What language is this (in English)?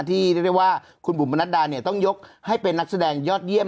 Thai